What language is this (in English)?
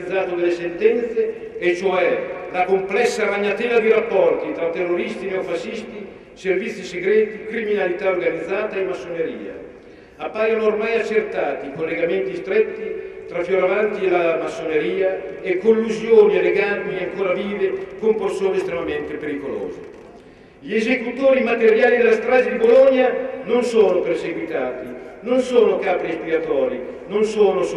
Italian